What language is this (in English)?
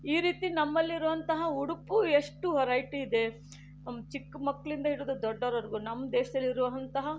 Kannada